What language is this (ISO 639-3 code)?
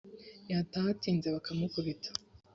kin